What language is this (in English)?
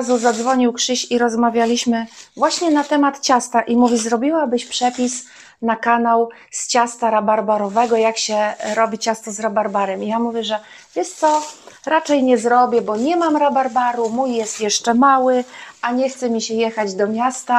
Polish